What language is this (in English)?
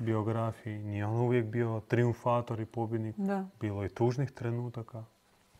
Croatian